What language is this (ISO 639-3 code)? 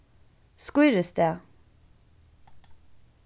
fao